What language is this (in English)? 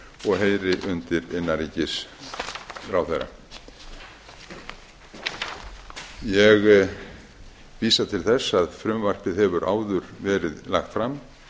Icelandic